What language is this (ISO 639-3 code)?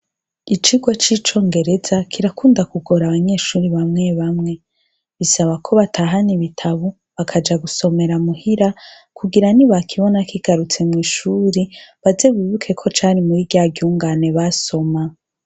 run